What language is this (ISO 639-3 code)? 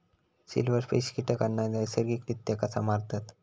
mar